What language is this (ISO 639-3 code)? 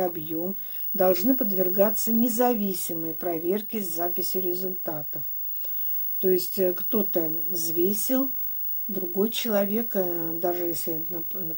rus